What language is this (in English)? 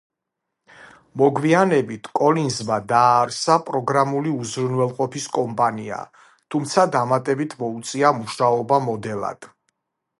Georgian